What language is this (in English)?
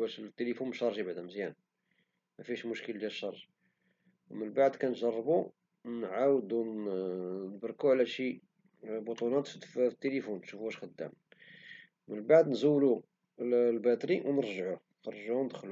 Moroccan Arabic